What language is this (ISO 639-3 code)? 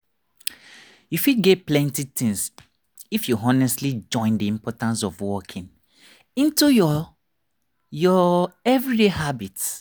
pcm